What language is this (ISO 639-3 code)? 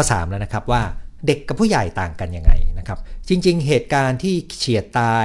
tha